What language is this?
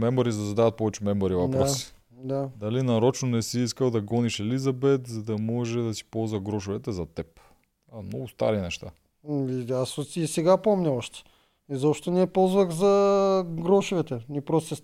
Bulgarian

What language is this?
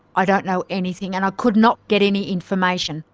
English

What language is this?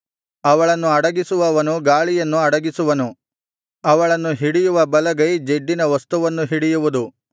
Kannada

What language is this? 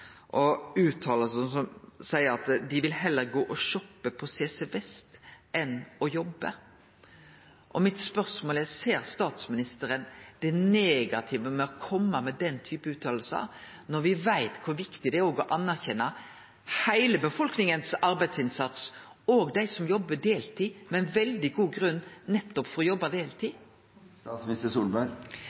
Norwegian Nynorsk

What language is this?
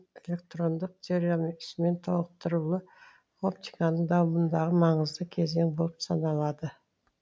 Kazakh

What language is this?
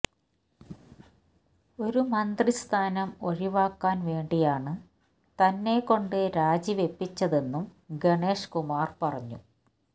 Malayalam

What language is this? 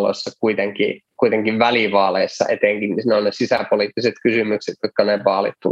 Finnish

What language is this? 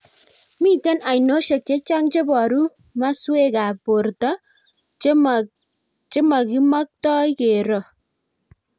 Kalenjin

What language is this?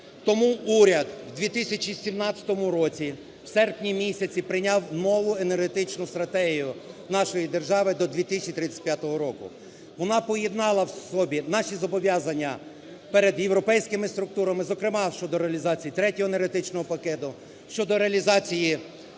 Ukrainian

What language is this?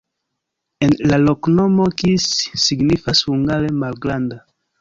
Esperanto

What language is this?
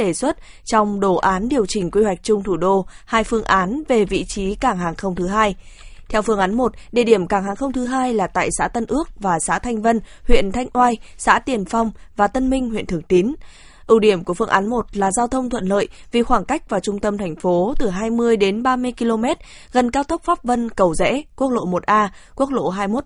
Vietnamese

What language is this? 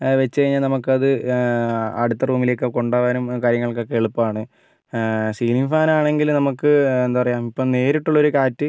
Malayalam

